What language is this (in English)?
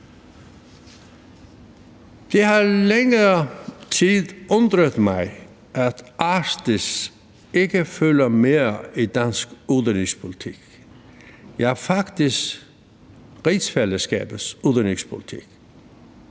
Danish